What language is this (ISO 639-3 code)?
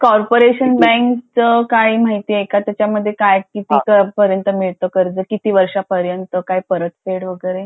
mar